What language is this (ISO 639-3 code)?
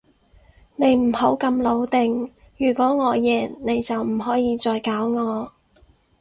yue